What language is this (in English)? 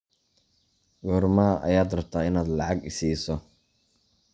Somali